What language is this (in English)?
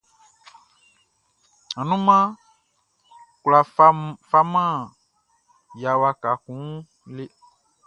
Baoulé